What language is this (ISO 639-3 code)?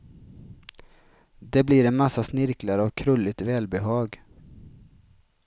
swe